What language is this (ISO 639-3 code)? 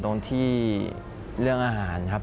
tha